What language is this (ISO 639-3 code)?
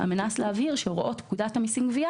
heb